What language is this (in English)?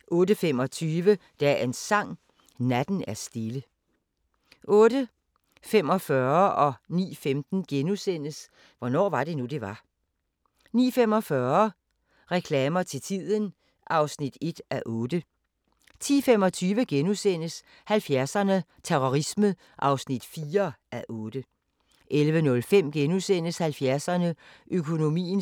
Danish